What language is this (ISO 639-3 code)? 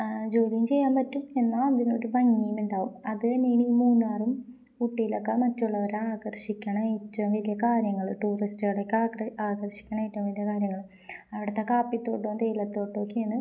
mal